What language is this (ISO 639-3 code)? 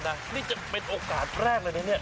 tha